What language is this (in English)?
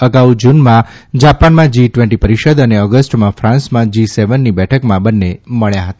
Gujarati